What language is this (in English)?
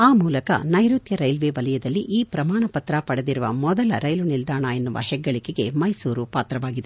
Kannada